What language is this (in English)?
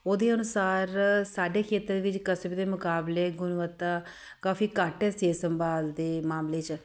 Punjabi